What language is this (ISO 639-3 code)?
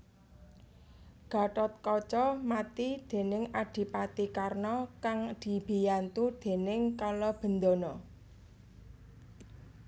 jav